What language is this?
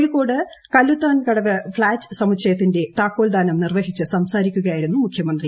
Malayalam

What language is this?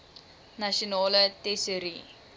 Afrikaans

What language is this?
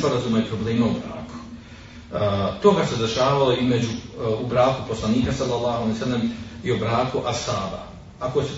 Croatian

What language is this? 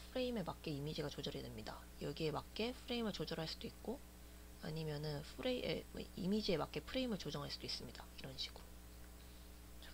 Korean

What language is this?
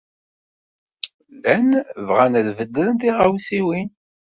Kabyle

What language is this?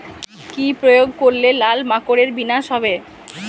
Bangla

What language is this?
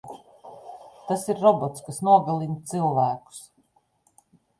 Latvian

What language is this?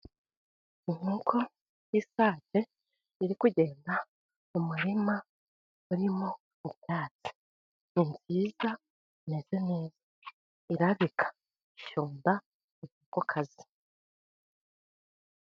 Kinyarwanda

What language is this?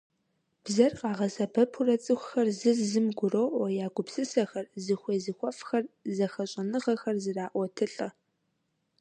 Kabardian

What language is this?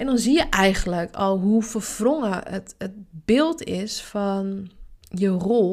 Dutch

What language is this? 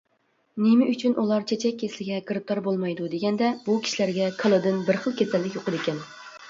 Uyghur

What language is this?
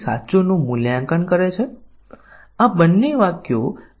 Gujarati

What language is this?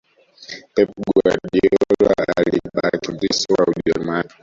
Swahili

